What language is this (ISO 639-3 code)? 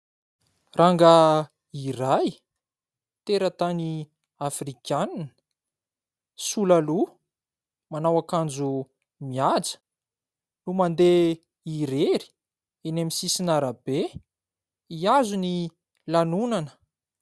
mlg